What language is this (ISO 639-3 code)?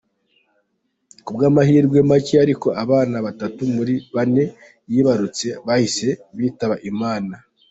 kin